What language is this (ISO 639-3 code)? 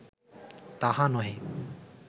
ben